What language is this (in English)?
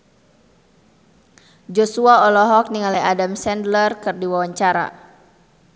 Sundanese